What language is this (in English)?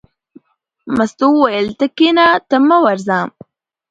Pashto